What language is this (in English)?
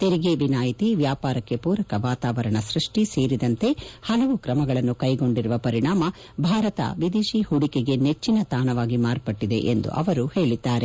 Kannada